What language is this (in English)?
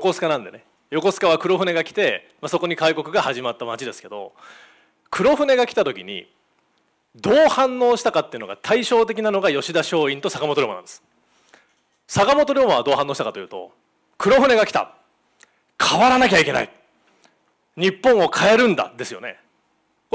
Japanese